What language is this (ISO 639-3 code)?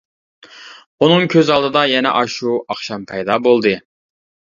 uig